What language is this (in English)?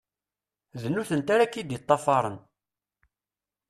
Kabyle